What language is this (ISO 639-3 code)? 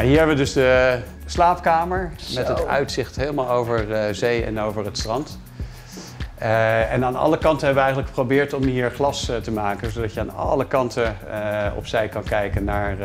nld